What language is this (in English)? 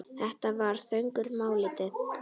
Icelandic